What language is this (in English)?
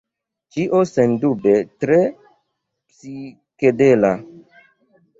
Esperanto